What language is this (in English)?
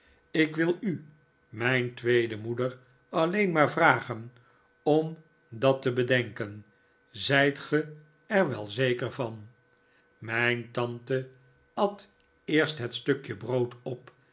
Dutch